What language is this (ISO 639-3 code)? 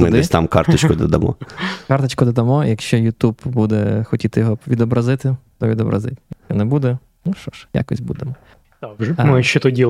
ukr